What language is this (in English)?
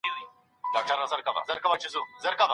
Pashto